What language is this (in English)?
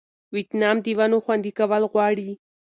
Pashto